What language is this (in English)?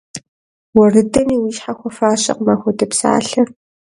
Kabardian